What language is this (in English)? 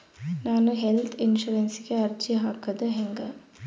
Kannada